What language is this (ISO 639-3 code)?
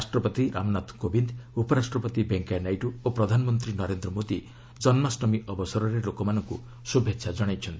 ori